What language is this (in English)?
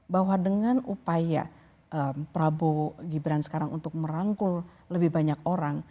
Indonesian